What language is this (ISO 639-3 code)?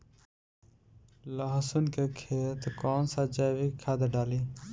bho